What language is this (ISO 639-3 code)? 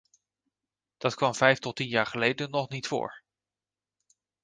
nld